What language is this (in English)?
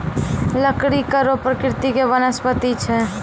Maithili